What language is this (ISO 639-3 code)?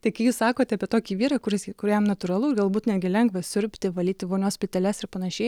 lit